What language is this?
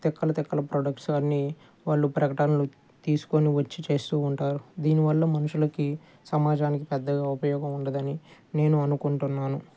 Telugu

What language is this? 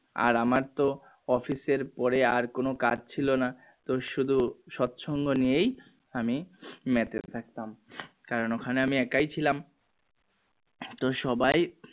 Bangla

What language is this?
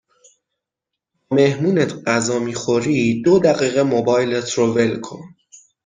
Persian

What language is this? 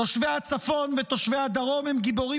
Hebrew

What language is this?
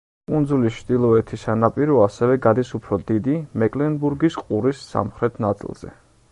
Georgian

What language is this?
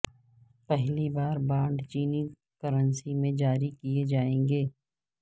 Urdu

